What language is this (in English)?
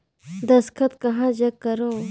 Chhattisgarhi